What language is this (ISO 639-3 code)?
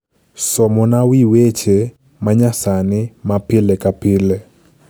luo